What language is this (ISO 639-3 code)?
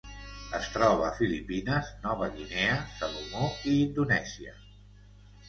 cat